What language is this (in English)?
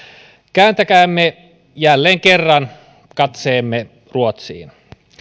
Finnish